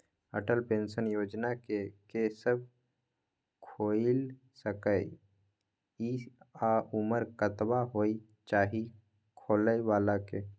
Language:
Maithili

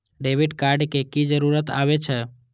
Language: Maithili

